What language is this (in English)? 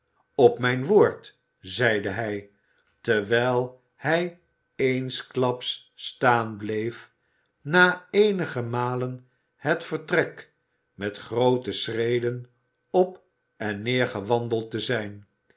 Dutch